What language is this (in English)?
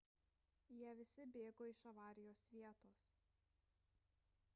Lithuanian